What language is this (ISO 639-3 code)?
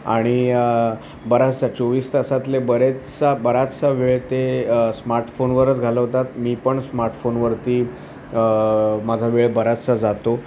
mar